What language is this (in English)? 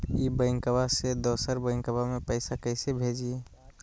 Magahi